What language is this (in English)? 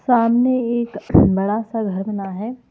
Hindi